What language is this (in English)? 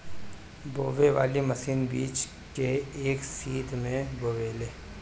Bhojpuri